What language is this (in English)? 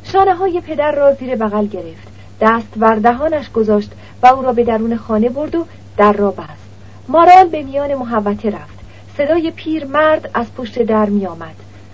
Persian